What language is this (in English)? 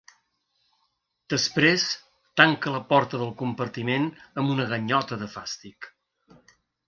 Catalan